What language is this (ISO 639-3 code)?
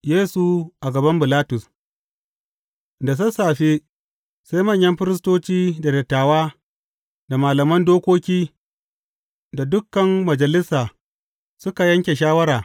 hau